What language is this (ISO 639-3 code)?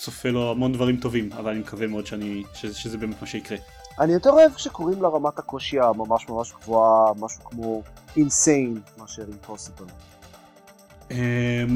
heb